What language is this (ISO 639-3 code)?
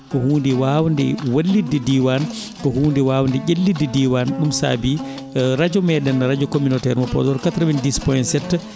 ful